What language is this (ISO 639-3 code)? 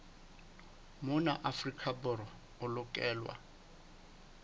sot